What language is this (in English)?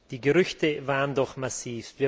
German